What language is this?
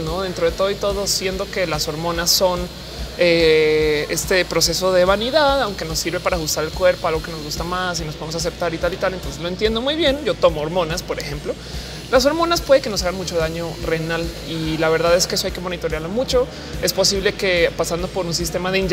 Spanish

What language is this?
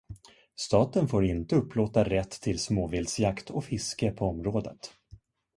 Swedish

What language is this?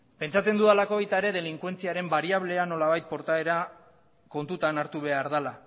Basque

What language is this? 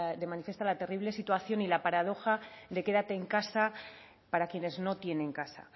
Spanish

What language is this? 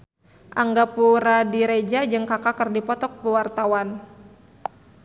Sundanese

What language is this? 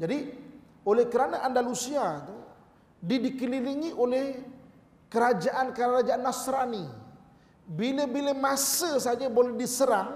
Malay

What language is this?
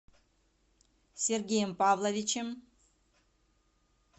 Russian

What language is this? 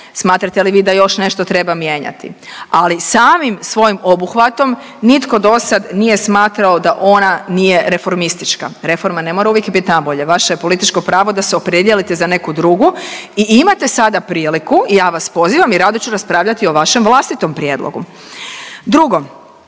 Croatian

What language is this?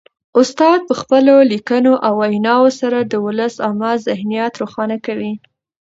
Pashto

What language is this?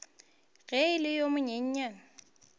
Northern Sotho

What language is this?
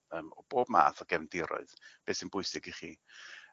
Welsh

